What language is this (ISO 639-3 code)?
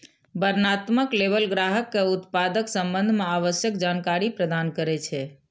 mai